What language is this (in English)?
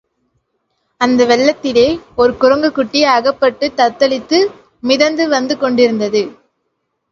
Tamil